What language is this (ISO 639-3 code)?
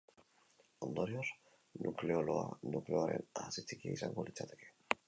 eus